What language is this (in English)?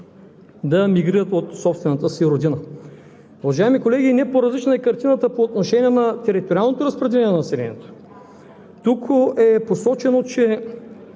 Bulgarian